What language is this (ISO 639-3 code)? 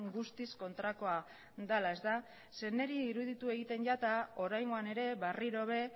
eus